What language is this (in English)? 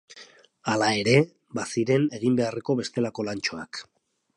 Basque